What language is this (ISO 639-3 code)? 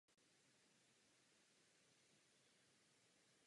ces